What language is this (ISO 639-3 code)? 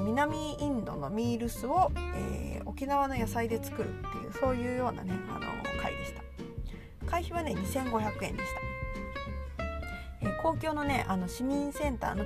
jpn